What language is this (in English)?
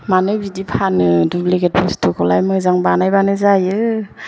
Bodo